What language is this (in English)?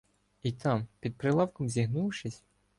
Ukrainian